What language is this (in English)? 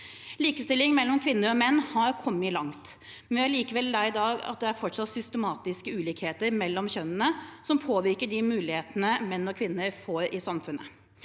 Norwegian